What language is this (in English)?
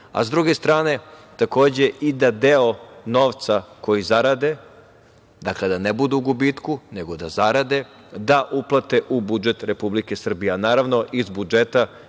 Serbian